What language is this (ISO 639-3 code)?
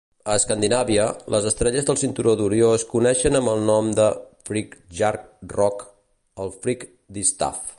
cat